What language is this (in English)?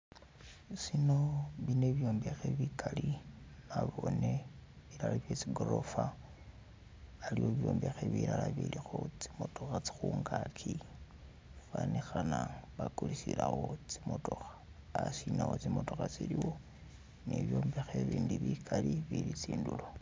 Masaaba